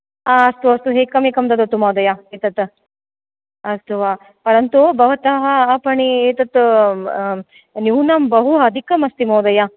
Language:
Sanskrit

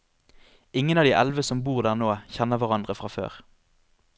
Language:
Norwegian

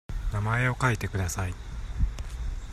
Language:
Japanese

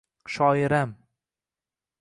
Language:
Uzbek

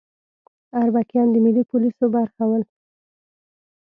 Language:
Pashto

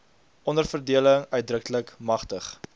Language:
Afrikaans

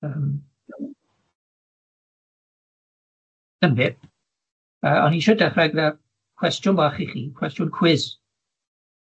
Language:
Welsh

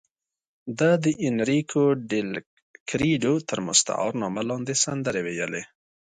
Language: Pashto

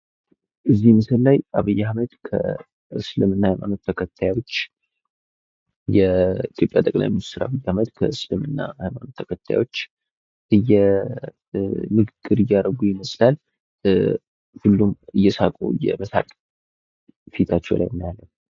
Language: Amharic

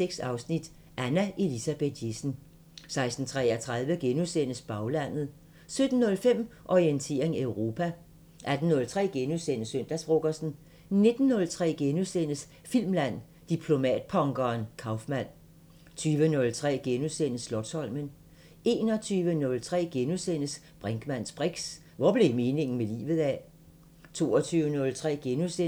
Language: Danish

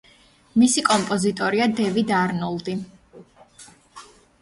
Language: Georgian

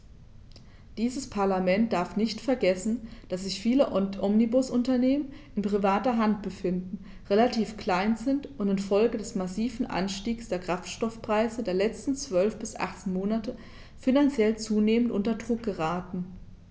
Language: German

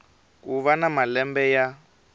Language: Tsonga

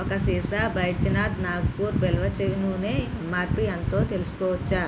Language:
Telugu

